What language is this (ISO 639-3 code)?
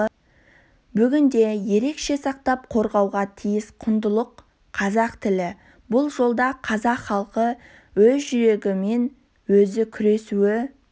kaz